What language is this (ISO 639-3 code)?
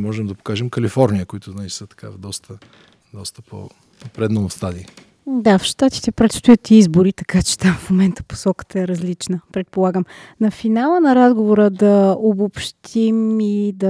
bul